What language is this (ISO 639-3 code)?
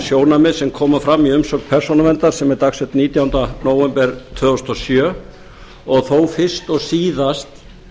isl